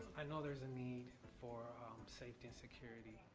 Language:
English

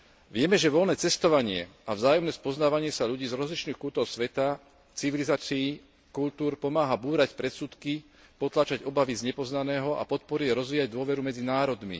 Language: Slovak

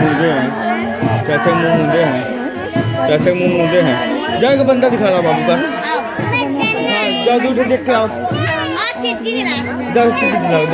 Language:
Hindi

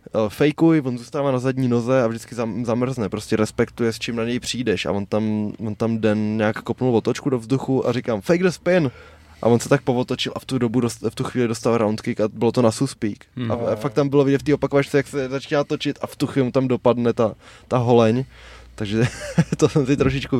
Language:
Czech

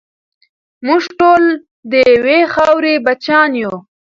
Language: Pashto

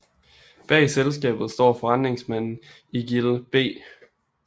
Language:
Danish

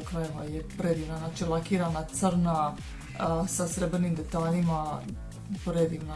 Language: Croatian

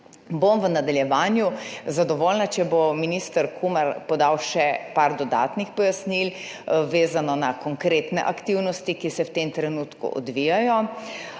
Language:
Slovenian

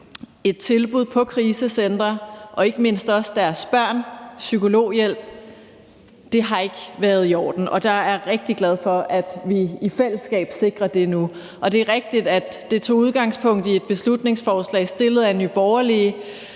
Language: Danish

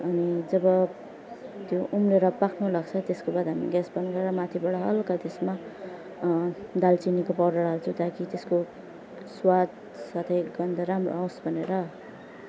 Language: Nepali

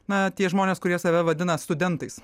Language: Lithuanian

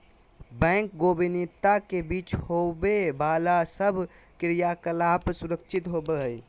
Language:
Magahi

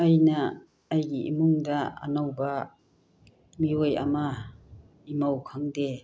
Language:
Manipuri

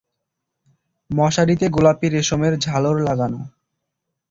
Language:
Bangla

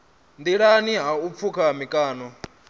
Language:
Venda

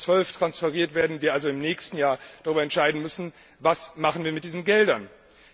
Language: German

